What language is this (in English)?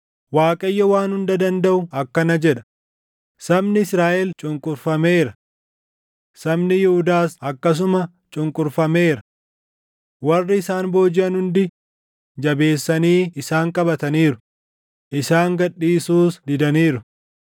Oromo